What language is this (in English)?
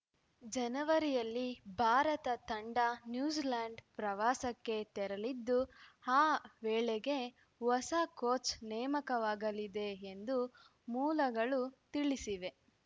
Kannada